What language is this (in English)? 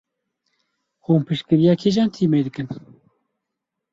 Kurdish